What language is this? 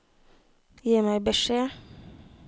Norwegian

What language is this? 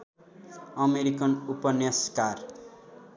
Nepali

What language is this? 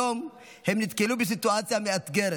Hebrew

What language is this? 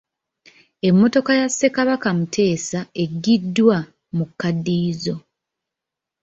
Ganda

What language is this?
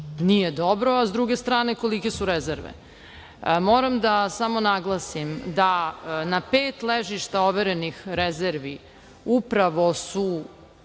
Serbian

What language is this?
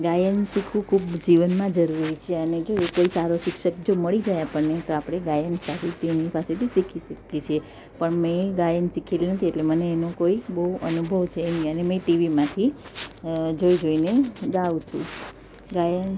Gujarati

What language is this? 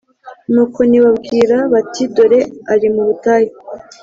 Kinyarwanda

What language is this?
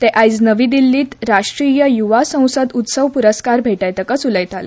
Konkani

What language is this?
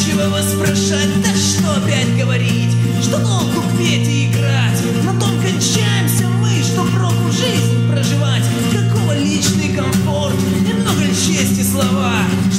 Russian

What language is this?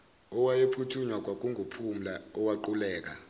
Zulu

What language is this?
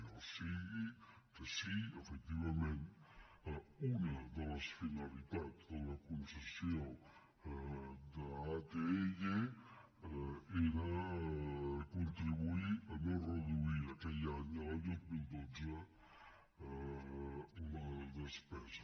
Catalan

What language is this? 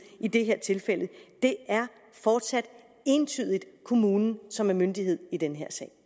Danish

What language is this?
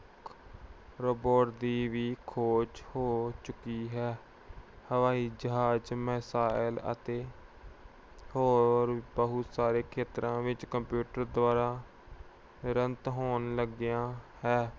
Punjabi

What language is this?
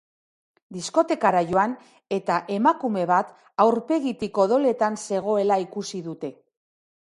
Basque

